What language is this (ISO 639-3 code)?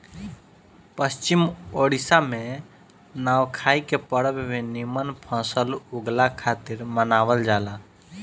bho